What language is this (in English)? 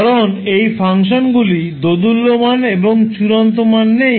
Bangla